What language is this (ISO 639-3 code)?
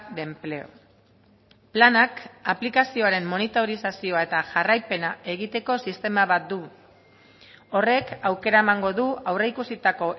eus